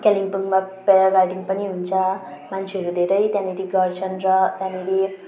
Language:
Nepali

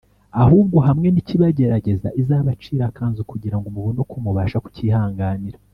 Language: Kinyarwanda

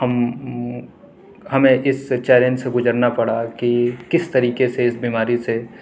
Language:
Urdu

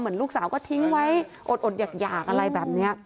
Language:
Thai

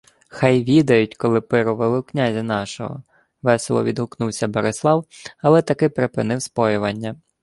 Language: Ukrainian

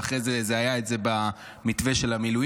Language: Hebrew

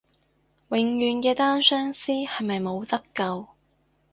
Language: Cantonese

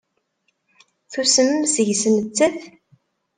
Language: Kabyle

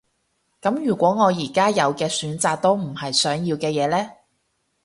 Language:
Cantonese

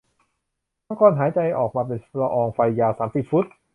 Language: Thai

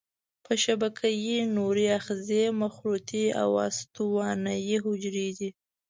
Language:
Pashto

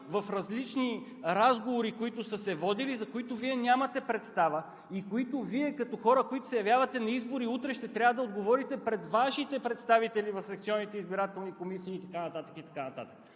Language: Bulgarian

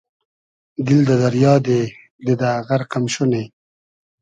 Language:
Hazaragi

